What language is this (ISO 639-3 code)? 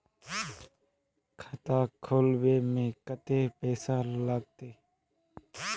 mag